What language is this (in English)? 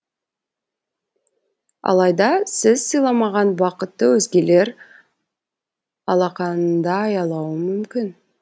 Kazakh